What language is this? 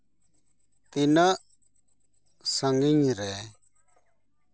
Santali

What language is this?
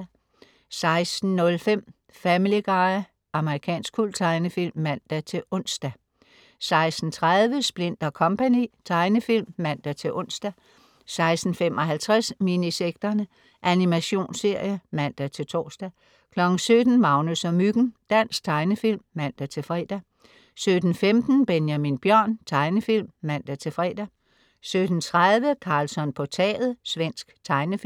Danish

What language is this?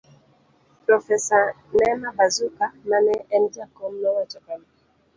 Luo (Kenya and Tanzania)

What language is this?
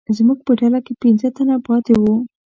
Pashto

